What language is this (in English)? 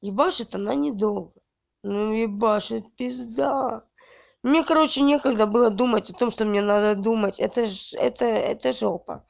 Russian